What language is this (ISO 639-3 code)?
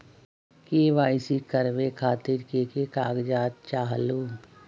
mag